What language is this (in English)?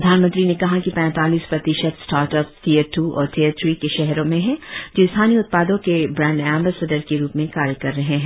Hindi